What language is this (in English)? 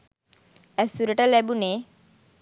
Sinhala